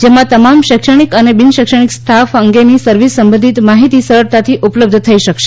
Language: Gujarati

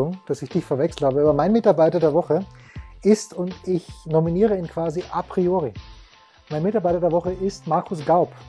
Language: German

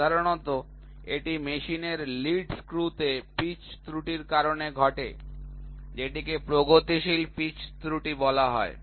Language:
Bangla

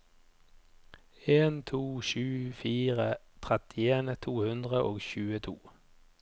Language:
Norwegian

